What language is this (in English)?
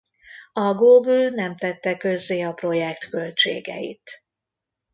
Hungarian